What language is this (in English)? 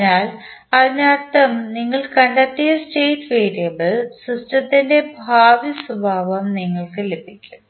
Malayalam